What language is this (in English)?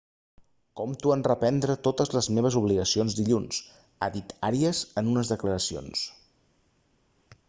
Catalan